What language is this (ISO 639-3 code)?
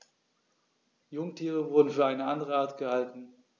deu